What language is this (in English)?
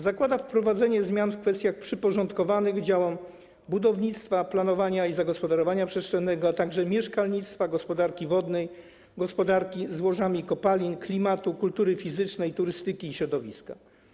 Polish